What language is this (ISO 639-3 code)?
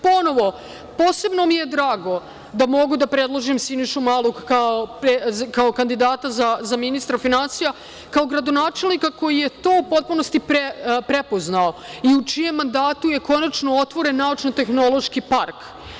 srp